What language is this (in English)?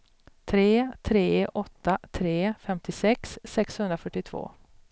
Swedish